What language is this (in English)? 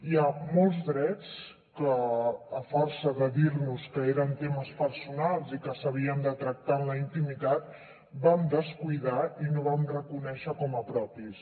Catalan